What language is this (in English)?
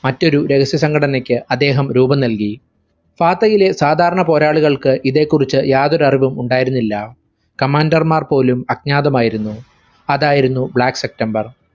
Malayalam